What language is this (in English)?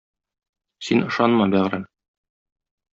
Tatar